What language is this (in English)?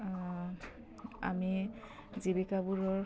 Assamese